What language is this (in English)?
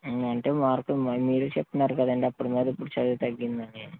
Telugu